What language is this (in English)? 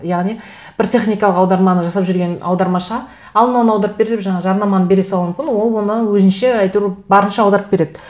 Kazakh